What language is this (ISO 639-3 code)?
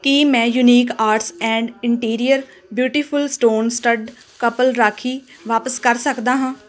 pan